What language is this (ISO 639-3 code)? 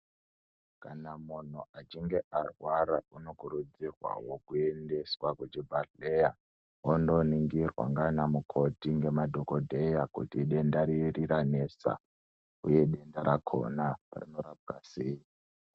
ndc